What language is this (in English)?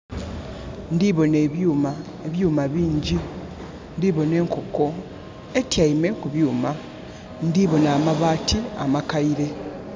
Soga